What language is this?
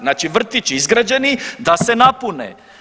Croatian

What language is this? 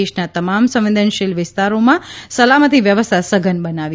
Gujarati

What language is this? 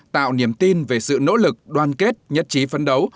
Vietnamese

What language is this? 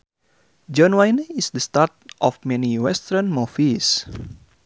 Sundanese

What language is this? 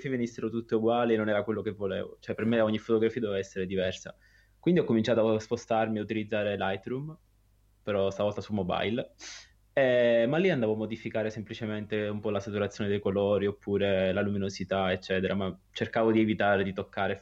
Italian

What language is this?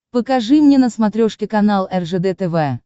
Russian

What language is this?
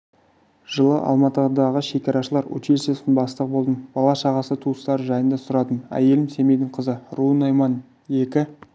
Kazakh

